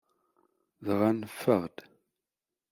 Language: Kabyle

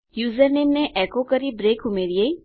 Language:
Gujarati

